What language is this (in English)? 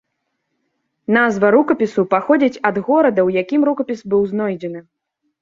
Belarusian